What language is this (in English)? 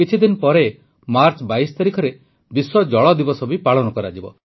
Odia